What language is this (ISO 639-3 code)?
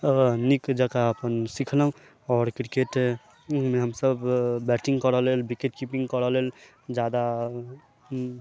mai